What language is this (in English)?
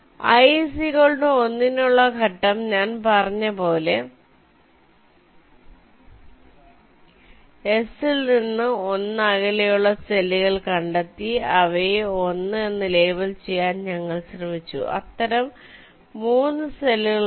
Malayalam